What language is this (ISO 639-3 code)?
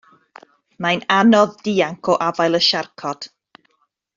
cym